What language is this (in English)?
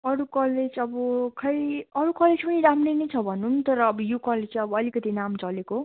Nepali